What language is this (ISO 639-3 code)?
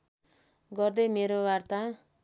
nep